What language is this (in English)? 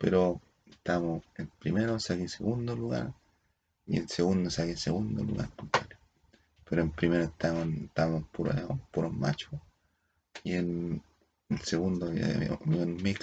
Spanish